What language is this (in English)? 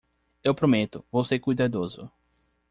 Portuguese